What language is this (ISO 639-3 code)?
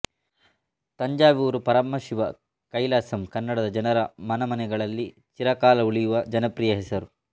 kan